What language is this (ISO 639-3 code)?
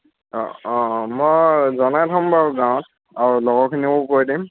asm